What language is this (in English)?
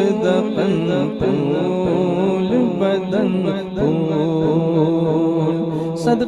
Arabic